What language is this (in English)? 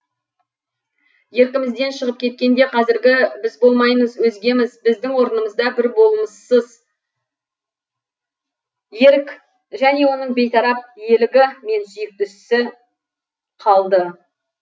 Kazakh